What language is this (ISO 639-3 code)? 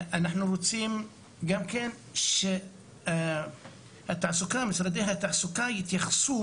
heb